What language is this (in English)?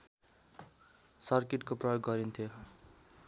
Nepali